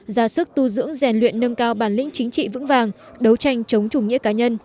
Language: Vietnamese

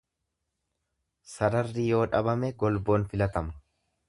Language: Oromo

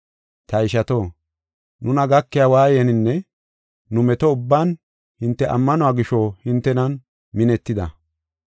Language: Gofa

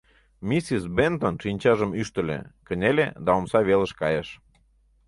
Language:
Mari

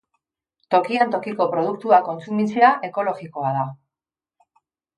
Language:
Basque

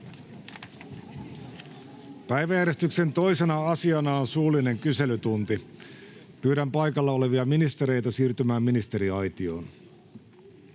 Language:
Finnish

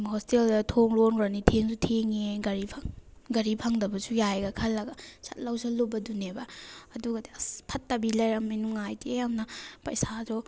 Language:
Manipuri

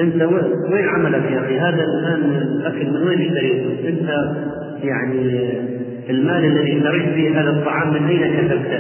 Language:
Arabic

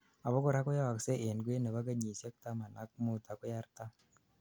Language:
Kalenjin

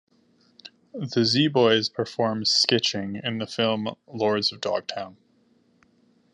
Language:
English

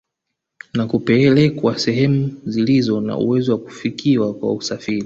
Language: Swahili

